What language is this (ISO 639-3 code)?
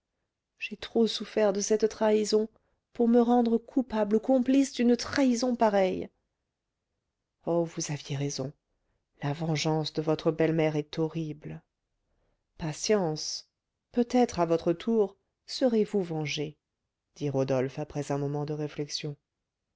fra